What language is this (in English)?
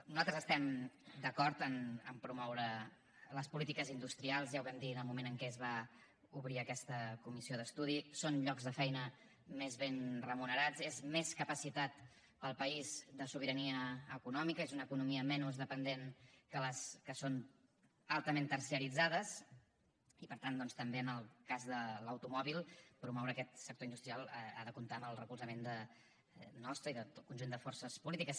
Catalan